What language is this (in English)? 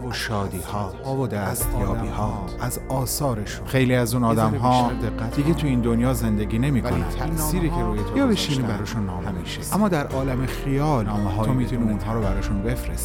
Persian